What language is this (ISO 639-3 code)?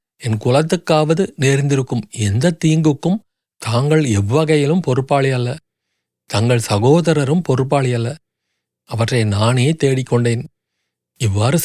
tam